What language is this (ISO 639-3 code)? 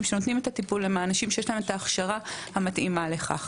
heb